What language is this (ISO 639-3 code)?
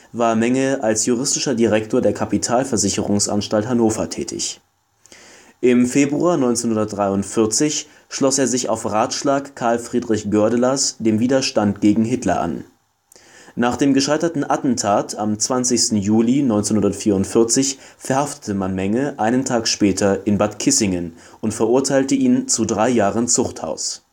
deu